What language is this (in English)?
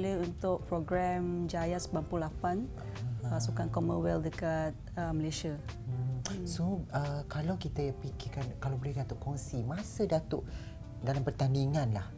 Malay